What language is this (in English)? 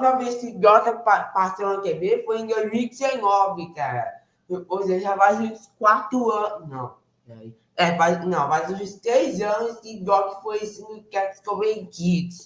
Portuguese